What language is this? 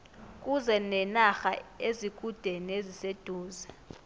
South Ndebele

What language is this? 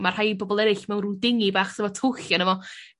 Welsh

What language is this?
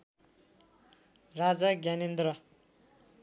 Nepali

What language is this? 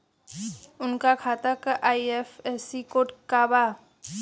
Bhojpuri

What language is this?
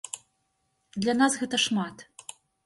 Belarusian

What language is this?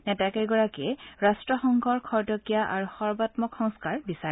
Assamese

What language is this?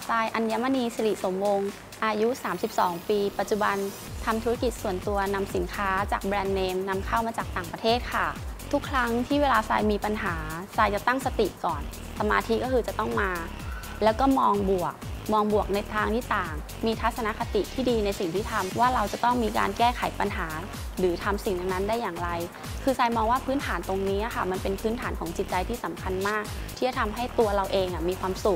Thai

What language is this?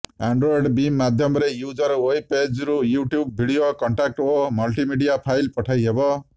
Odia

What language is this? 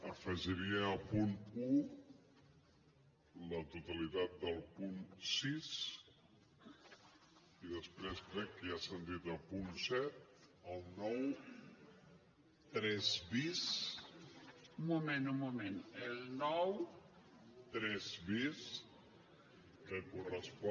Catalan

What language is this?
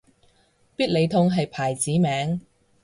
Cantonese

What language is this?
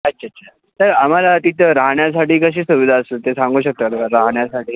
Marathi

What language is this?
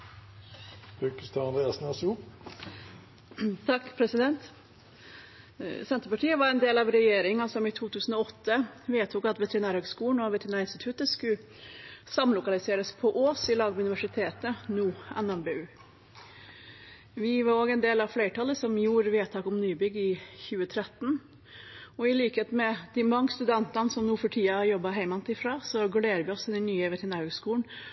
Norwegian Bokmål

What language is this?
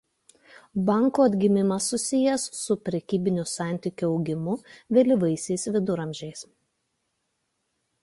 Lithuanian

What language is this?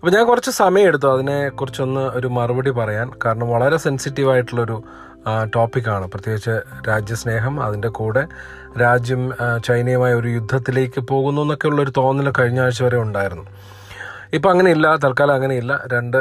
Malayalam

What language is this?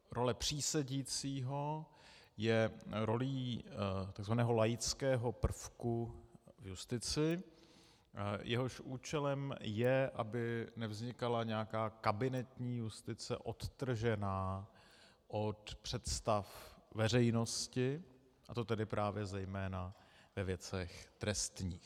Czech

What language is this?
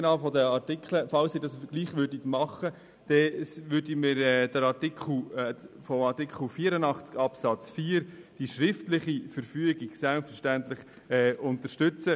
Swiss German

